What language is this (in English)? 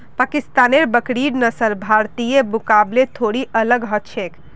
Magahi